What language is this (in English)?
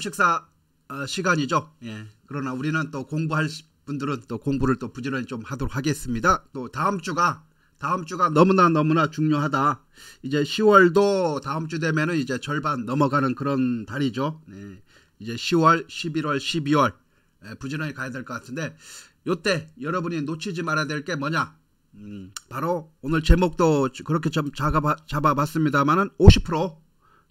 Korean